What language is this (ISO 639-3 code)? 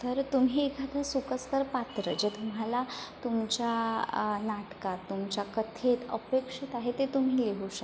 mar